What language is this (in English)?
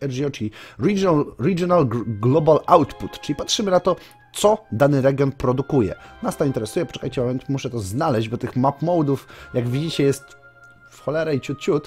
Polish